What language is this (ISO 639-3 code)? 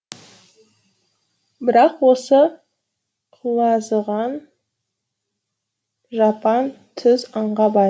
kaz